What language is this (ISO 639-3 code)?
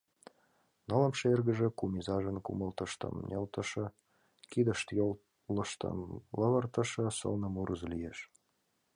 chm